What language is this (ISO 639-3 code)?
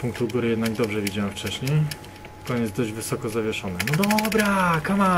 pol